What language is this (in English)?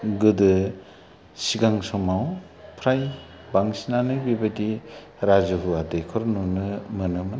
Bodo